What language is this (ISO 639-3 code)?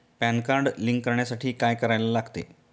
mar